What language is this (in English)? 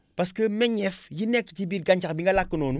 Wolof